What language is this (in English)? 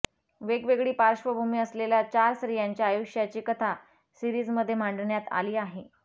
Marathi